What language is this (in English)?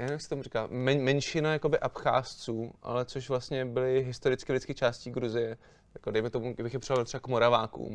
Czech